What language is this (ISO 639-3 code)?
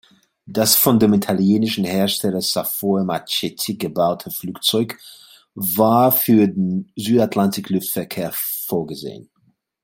deu